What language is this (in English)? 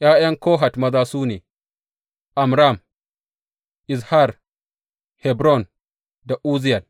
Hausa